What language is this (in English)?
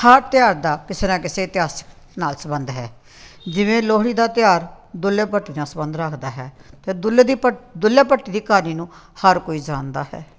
Punjabi